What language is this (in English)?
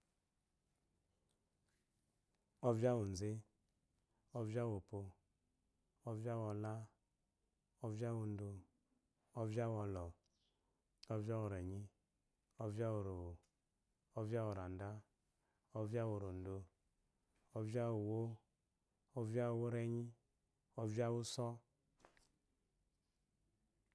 Eloyi